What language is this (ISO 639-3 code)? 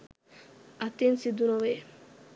sin